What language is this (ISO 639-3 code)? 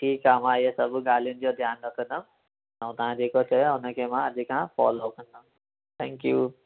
snd